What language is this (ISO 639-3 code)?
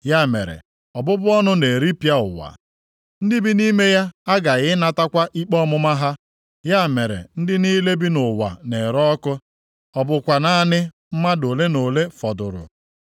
ibo